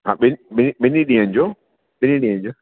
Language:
Sindhi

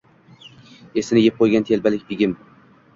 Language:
Uzbek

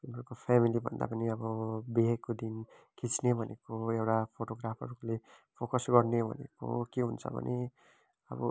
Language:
Nepali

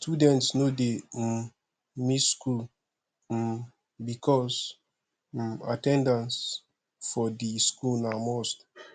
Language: Nigerian Pidgin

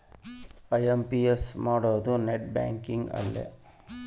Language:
Kannada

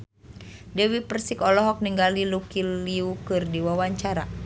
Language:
Sundanese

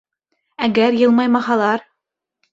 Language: Bashkir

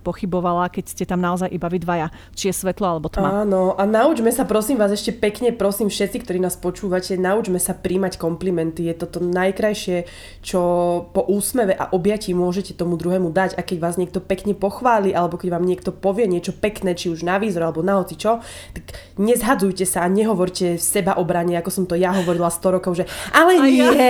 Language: Slovak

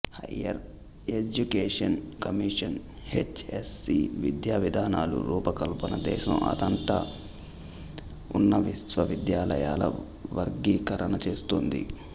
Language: Telugu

